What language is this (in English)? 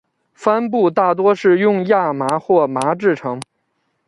Chinese